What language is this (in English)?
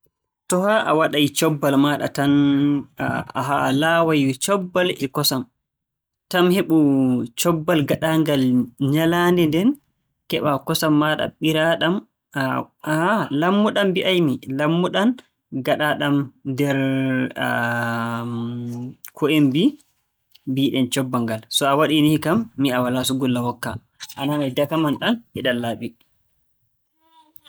Borgu Fulfulde